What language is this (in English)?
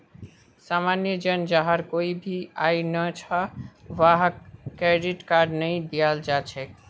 Magahi